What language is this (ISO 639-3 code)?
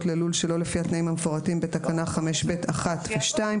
heb